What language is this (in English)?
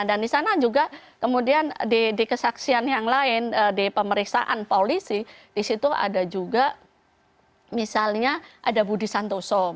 Indonesian